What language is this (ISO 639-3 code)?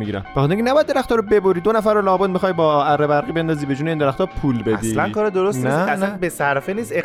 fas